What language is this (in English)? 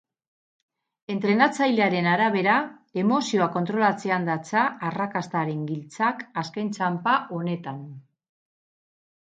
Basque